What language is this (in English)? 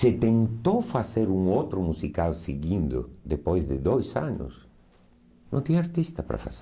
Portuguese